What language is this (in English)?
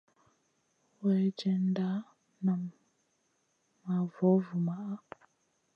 Masana